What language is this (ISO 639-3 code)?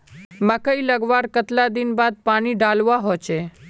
mag